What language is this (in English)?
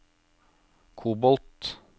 Norwegian